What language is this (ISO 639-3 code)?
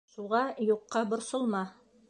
bak